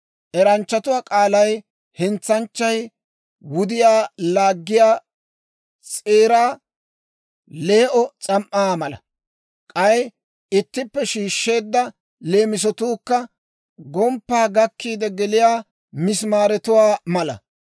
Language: Dawro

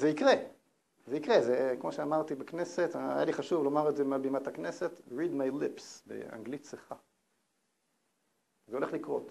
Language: Hebrew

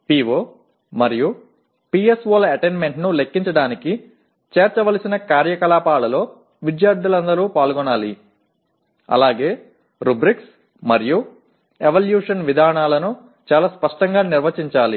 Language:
Telugu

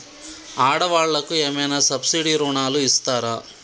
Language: Telugu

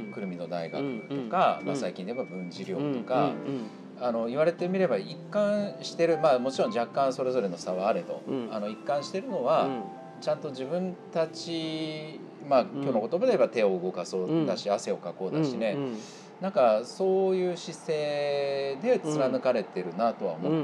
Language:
Japanese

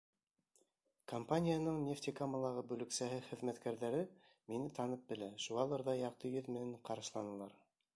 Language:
Bashkir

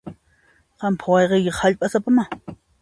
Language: Puno Quechua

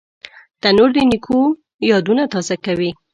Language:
Pashto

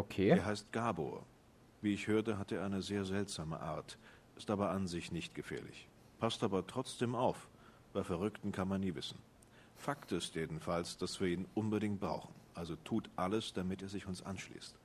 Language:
German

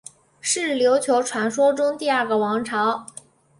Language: Chinese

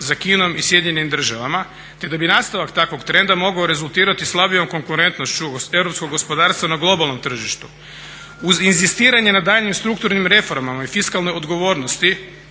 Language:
Croatian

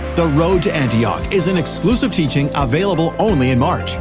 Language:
English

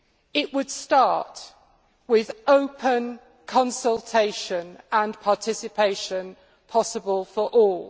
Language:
English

